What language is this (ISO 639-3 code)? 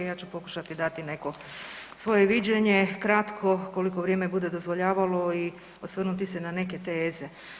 hrv